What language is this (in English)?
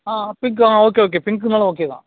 Tamil